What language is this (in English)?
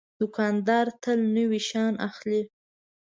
Pashto